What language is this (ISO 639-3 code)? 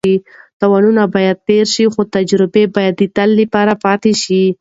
pus